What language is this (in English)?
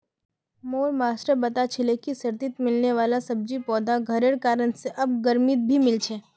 Magahi